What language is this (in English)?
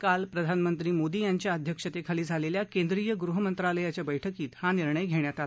Marathi